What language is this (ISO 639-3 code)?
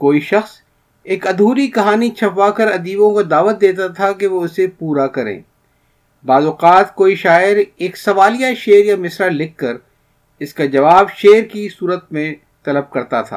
urd